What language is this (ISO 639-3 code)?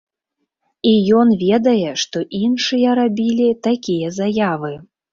bel